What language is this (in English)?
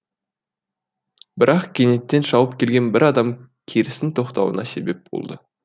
Kazakh